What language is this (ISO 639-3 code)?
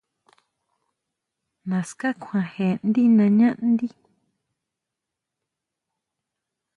mau